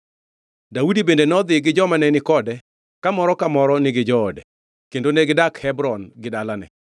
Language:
Luo (Kenya and Tanzania)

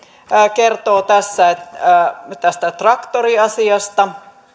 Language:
Finnish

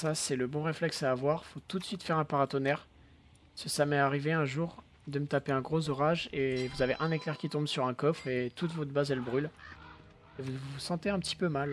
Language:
French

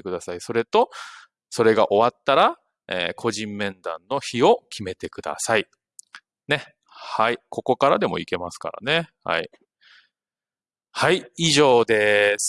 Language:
Japanese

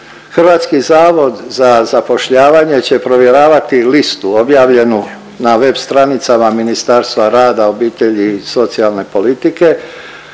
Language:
Croatian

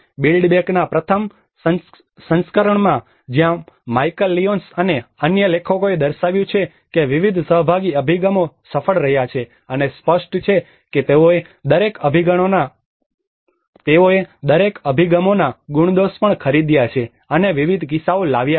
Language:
Gujarati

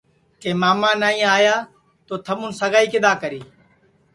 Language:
Sansi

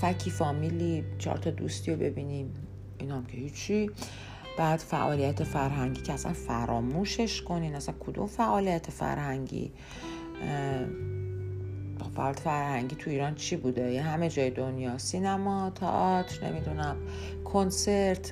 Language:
Persian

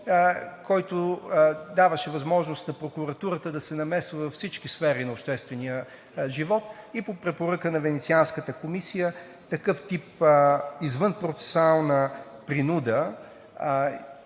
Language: Bulgarian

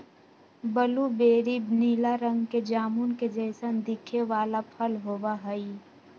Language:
Magahi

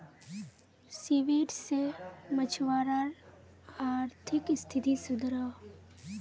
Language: Magahi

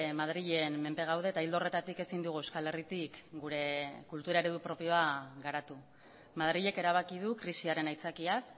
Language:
Basque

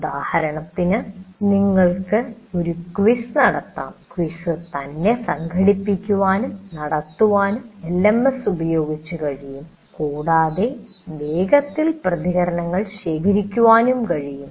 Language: Malayalam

